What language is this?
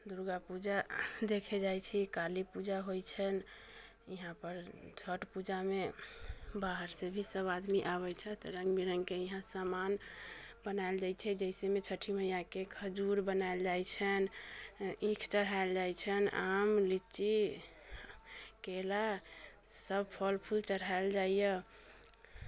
Maithili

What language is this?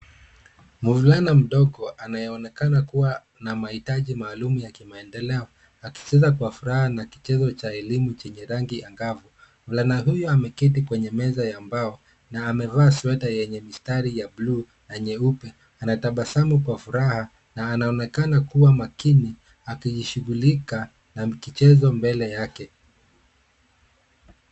Swahili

